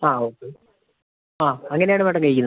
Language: Malayalam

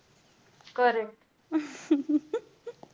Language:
Marathi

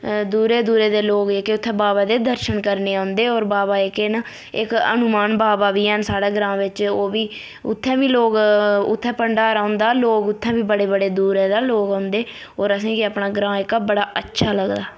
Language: Dogri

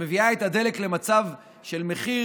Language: Hebrew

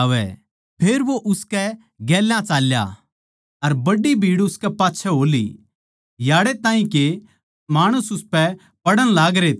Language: Haryanvi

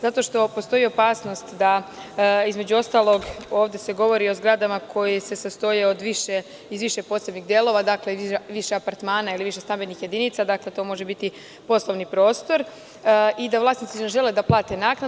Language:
Serbian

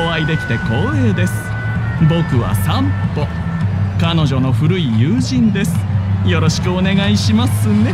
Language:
Japanese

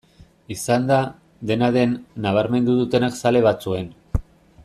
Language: Basque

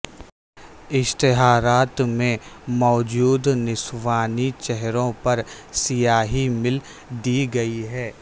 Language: Urdu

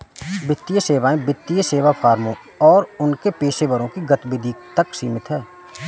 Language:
Hindi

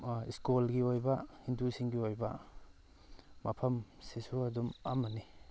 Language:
Manipuri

